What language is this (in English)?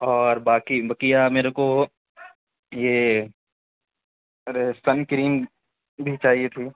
Urdu